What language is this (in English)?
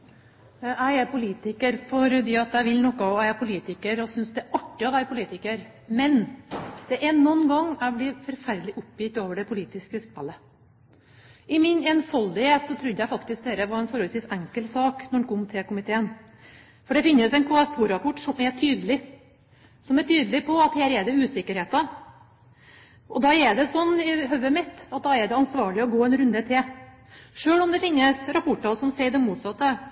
Norwegian Bokmål